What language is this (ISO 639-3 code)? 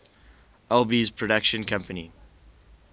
eng